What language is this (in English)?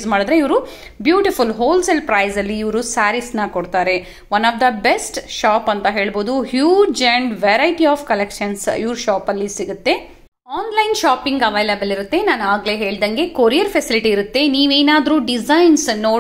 Kannada